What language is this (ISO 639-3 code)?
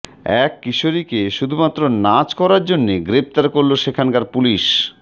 ben